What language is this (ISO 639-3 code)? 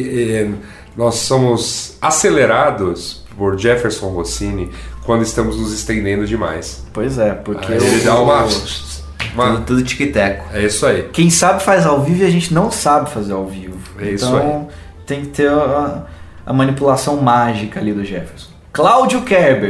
por